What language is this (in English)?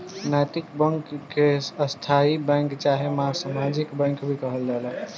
Bhojpuri